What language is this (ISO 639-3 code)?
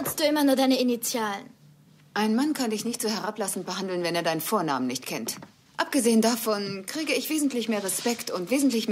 deu